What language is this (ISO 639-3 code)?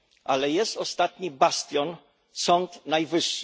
pol